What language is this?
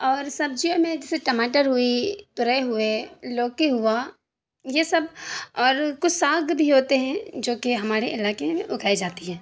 Urdu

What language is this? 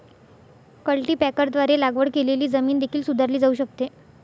Marathi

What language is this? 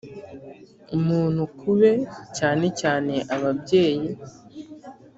Kinyarwanda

